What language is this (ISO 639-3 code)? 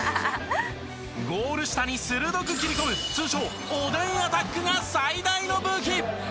jpn